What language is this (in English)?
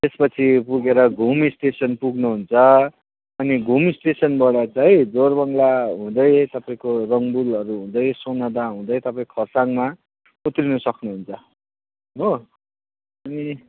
Nepali